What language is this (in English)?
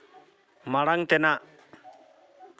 Santali